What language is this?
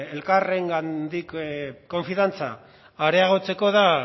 Basque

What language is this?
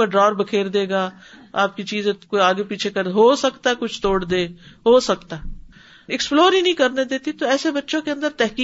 Urdu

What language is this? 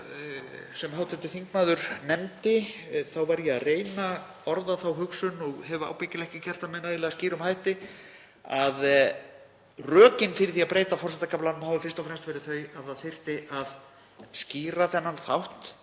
Icelandic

